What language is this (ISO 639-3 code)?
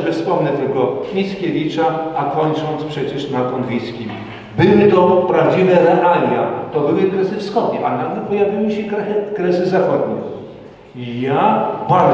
pol